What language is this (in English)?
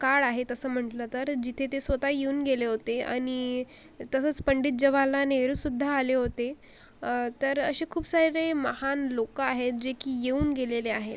Marathi